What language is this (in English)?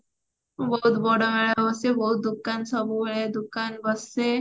Odia